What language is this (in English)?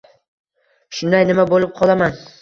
Uzbek